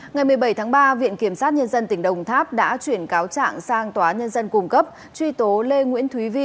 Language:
Vietnamese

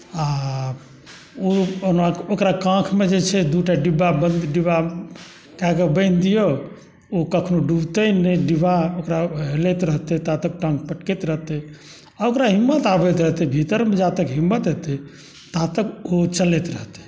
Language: Maithili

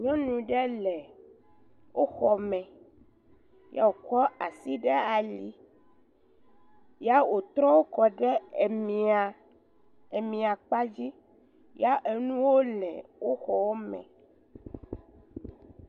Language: Ewe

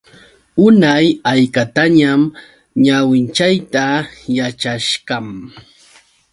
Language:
Yauyos Quechua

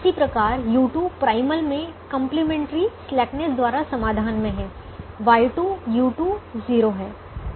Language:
Hindi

